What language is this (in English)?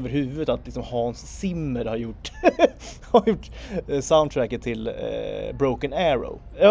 Swedish